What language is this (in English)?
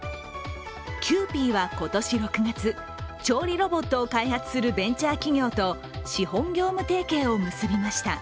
Japanese